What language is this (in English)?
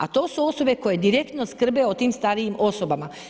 Croatian